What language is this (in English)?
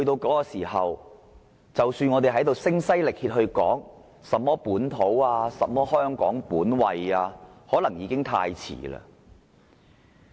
Cantonese